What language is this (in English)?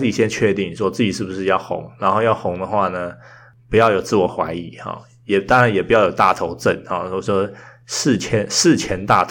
Chinese